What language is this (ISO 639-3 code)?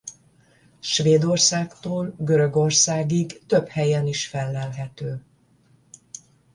hun